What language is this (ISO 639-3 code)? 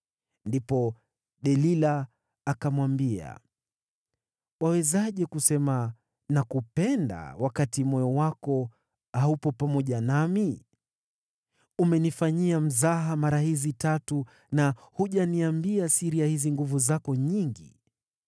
swa